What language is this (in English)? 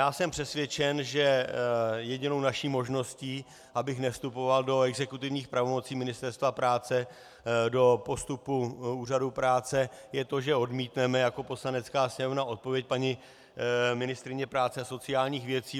Czech